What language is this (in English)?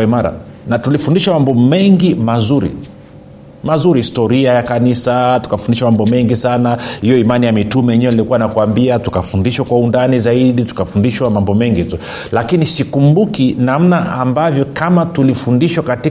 Swahili